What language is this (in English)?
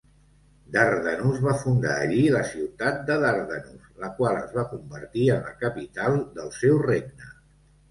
Catalan